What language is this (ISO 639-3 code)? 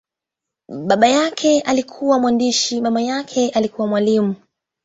swa